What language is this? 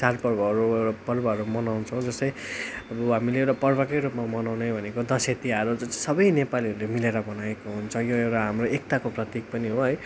Nepali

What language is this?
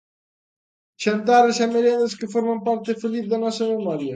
Galician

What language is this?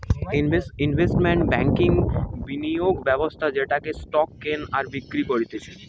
Bangla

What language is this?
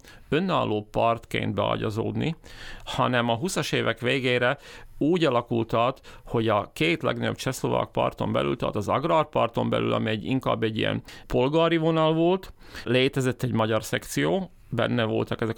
Hungarian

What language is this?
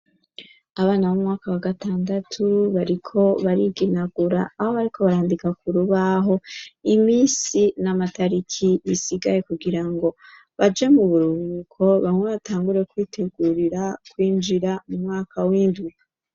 Rundi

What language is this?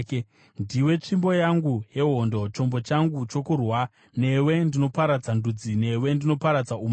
Shona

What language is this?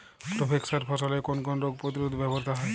Bangla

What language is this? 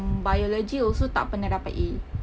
English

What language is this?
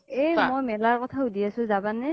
Assamese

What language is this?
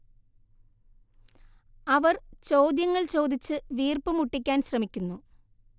Malayalam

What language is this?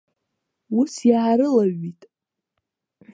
Abkhazian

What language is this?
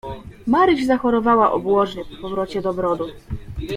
Polish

